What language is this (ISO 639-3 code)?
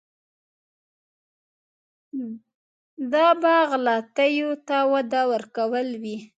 pus